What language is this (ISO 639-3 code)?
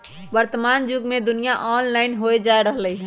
mag